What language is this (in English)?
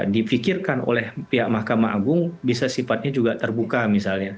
Indonesian